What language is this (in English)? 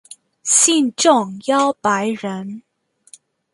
Chinese